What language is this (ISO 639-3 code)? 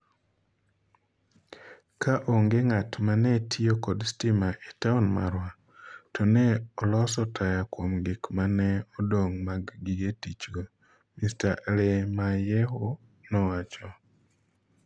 luo